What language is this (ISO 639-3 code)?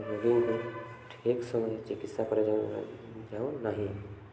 ori